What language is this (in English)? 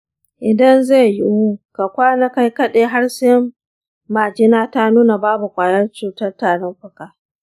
Hausa